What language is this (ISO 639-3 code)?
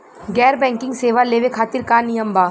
bho